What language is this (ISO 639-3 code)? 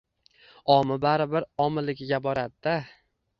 uzb